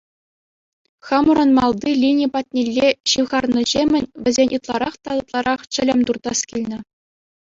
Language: Chuvash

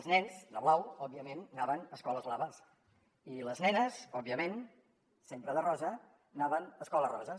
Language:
Catalan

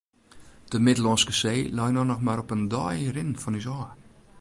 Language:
Western Frisian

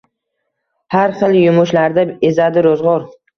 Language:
Uzbek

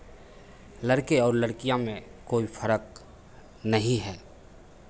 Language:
Hindi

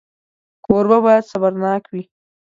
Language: Pashto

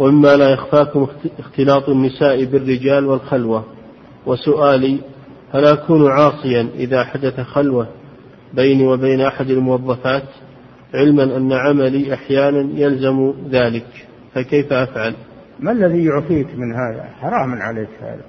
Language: Arabic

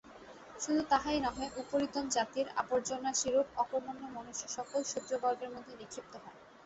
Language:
Bangla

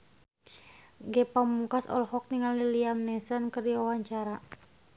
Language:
Sundanese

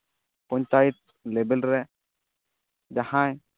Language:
Santali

